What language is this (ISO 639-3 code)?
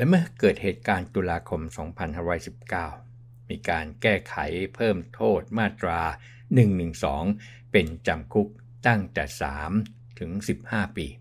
tha